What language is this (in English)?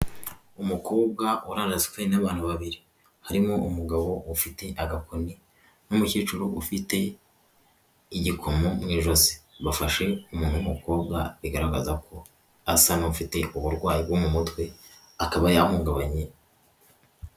Kinyarwanda